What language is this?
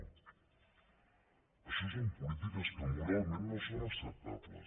Catalan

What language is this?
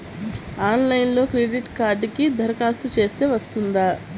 Telugu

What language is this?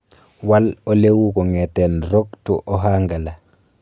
Kalenjin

